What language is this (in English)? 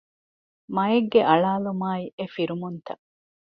Divehi